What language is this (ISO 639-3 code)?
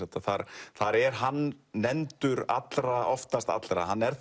isl